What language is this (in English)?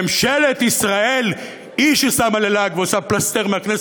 Hebrew